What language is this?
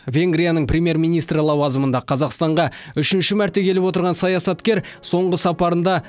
Kazakh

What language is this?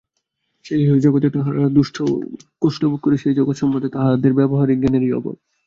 Bangla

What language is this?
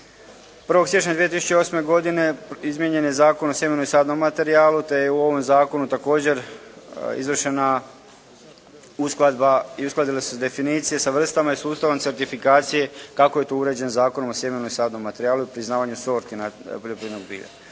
Croatian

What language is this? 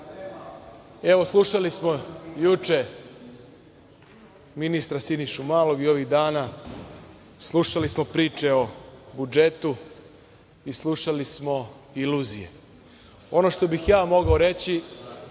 Serbian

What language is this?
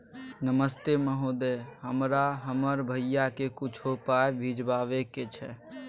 Maithili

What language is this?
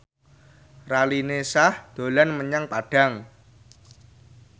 Javanese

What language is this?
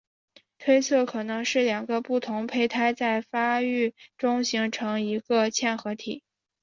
Chinese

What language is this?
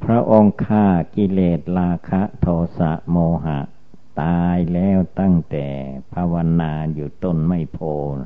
Thai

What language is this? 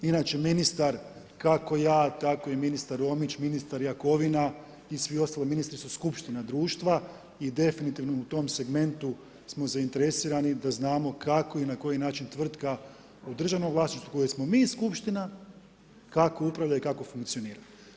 Croatian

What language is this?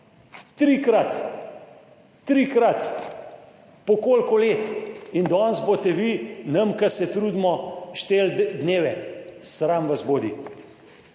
Slovenian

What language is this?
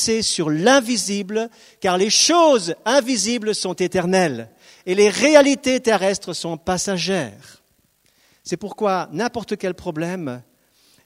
French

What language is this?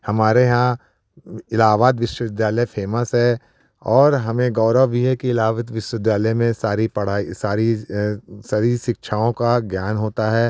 Hindi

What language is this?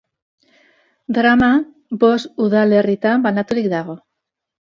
Basque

